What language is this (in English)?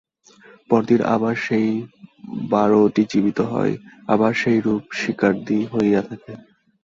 Bangla